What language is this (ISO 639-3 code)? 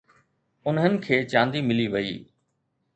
snd